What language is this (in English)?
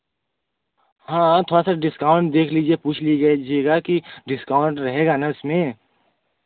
Hindi